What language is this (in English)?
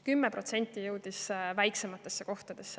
Estonian